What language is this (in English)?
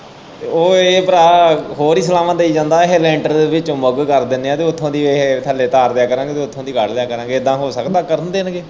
Punjabi